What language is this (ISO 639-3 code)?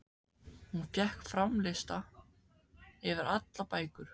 isl